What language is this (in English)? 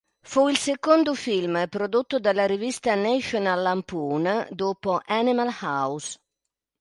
Italian